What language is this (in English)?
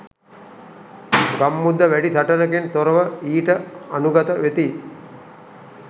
Sinhala